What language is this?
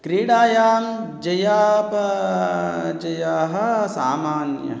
Sanskrit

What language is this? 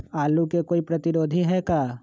Magahi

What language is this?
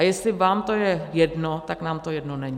Czech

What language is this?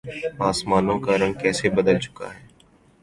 Urdu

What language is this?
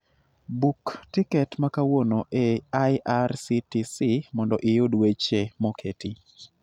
Luo (Kenya and Tanzania)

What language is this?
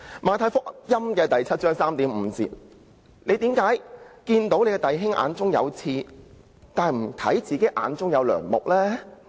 Cantonese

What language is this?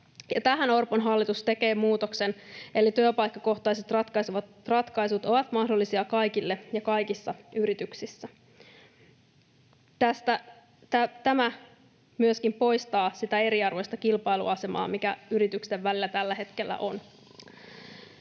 Finnish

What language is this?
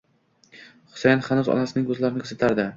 Uzbek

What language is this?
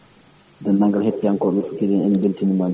Fula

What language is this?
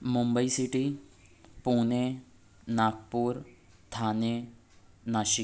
Urdu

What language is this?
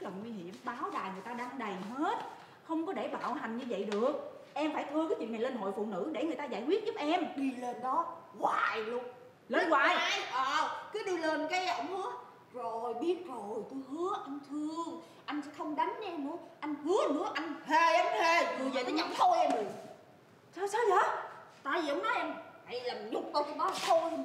Vietnamese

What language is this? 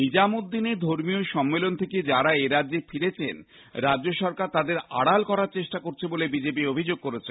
Bangla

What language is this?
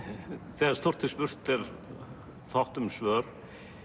Icelandic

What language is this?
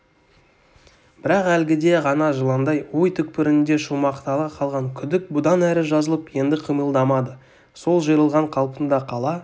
Kazakh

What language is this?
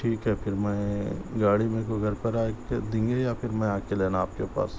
Urdu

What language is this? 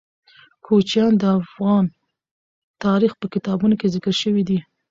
Pashto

